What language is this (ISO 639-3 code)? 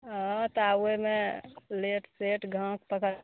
mai